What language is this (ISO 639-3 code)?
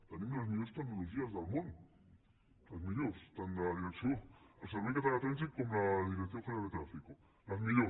cat